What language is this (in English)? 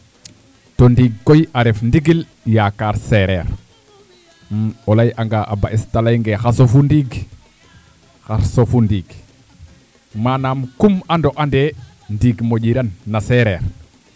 Serer